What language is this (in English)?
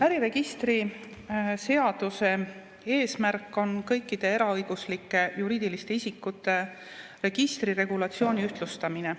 Estonian